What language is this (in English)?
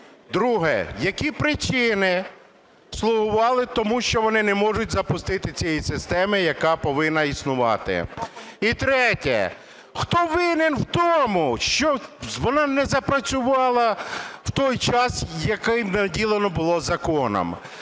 Ukrainian